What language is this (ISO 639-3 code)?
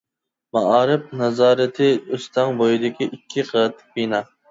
uig